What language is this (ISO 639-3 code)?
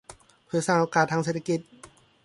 tha